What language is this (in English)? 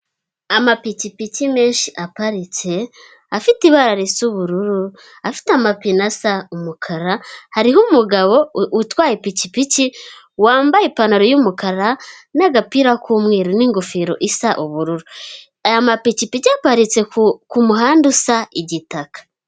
Kinyarwanda